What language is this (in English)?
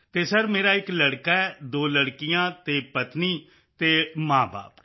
Punjabi